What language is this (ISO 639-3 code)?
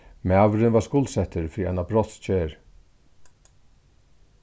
fao